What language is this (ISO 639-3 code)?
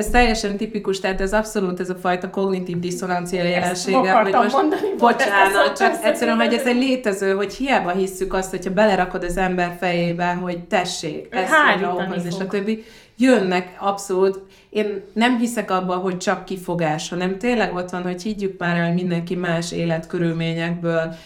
hun